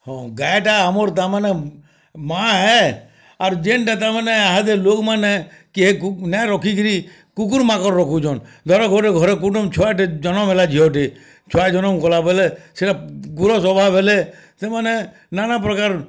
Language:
Odia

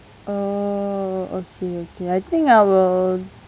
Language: English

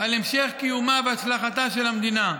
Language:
Hebrew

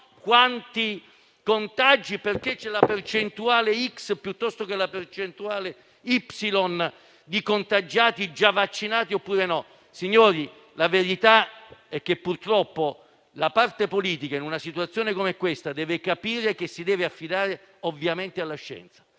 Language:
Italian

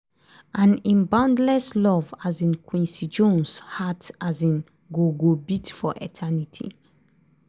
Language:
Nigerian Pidgin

